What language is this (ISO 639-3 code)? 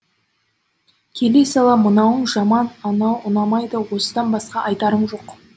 kaz